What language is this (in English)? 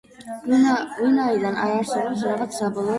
Georgian